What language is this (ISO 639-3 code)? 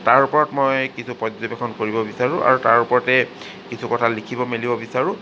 asm